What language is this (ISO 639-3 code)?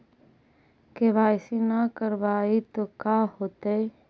mag